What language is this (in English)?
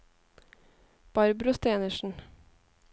Norwegian